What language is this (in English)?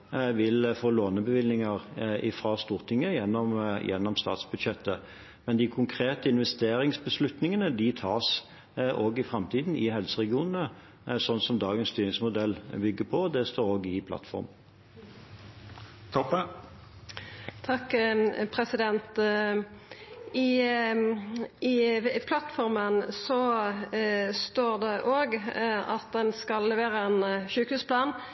Norwegian